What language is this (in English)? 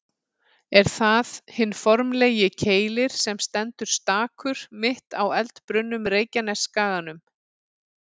Icelandic